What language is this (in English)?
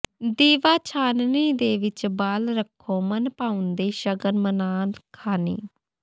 Punjabi